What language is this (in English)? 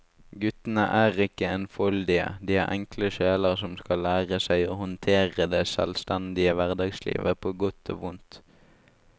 Norwegian